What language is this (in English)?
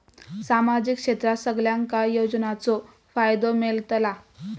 Marathi